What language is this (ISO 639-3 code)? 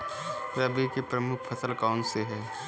hin